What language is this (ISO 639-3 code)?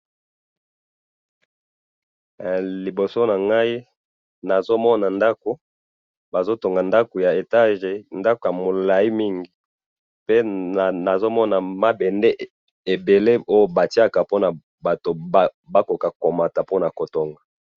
lin